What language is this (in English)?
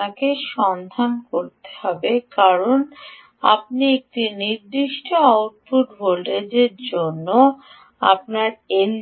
Bangla